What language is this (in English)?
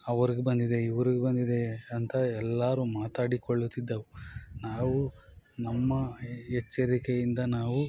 Kannada